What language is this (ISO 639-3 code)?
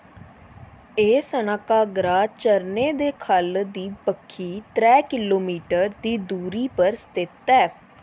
doi